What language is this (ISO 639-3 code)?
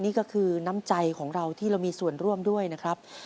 tha